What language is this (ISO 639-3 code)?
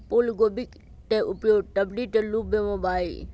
mag